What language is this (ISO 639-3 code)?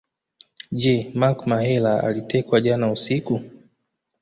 swa